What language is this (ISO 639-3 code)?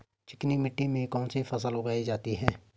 hin